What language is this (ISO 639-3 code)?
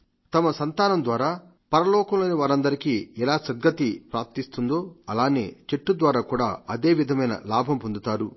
tel